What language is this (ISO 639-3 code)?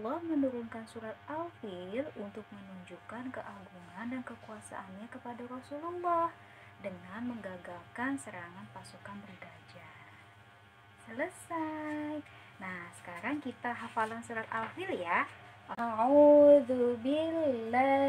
ind